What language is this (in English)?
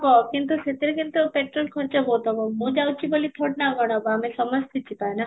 Odia